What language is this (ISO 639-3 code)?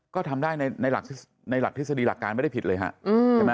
tha